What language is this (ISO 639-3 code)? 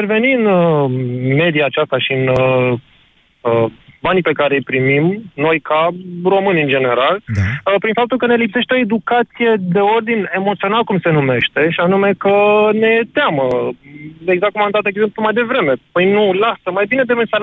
ron